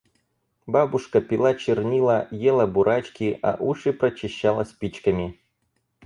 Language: Russian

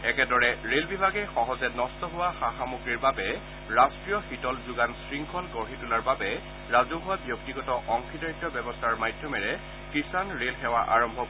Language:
Assamese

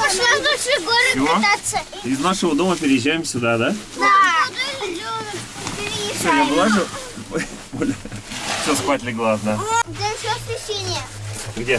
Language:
Russian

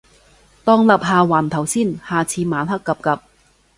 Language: Cantonese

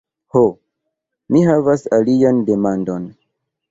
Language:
Esperanto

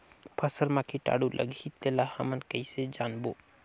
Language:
Chhattisgarhi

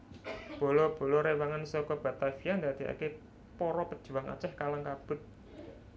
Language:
Javanese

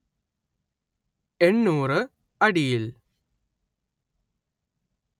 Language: Malayalam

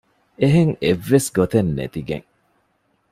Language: Divehi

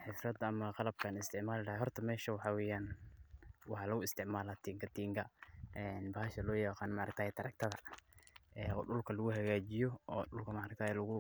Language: Somali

